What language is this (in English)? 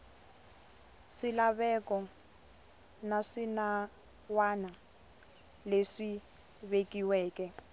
Tsonga